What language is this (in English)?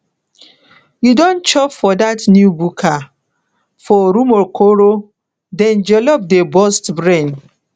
Nigerian Pidgin